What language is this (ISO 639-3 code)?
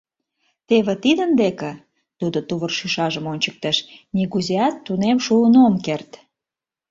chm